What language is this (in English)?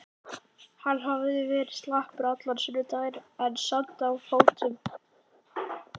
Icelandic